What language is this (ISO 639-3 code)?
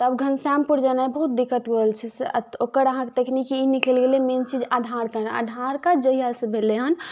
mai